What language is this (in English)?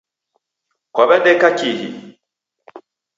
Taita